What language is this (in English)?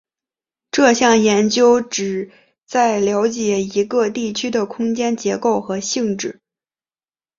Chinese